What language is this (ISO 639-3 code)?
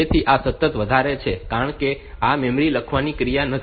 guj